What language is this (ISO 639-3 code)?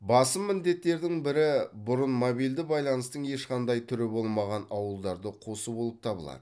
kaz